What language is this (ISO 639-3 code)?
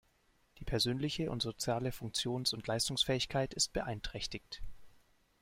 deu